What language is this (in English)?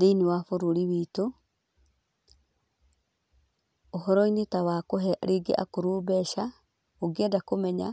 Kikuyu